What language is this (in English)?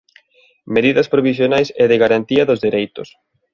Galician